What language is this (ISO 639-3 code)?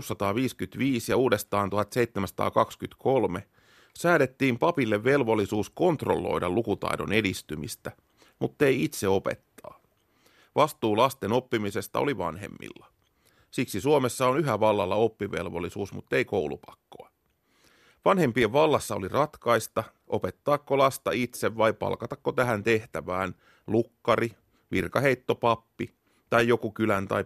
fin